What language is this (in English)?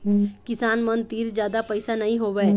Chhattisgarhi